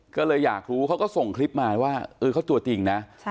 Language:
Thai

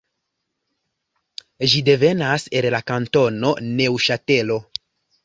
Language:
Esperanto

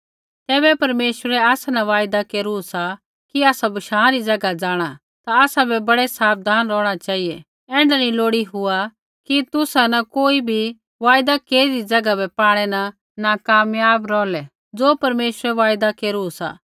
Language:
Kullu Pahari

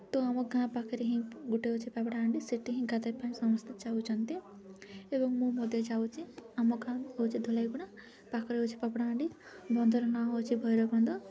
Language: Odia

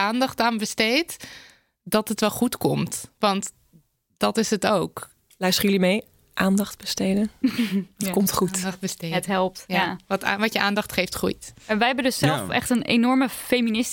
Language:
Dutch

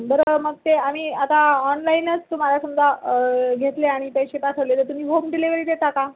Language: Marathi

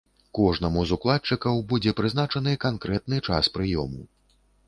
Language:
Belarusian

